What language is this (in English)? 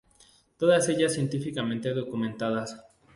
Spanish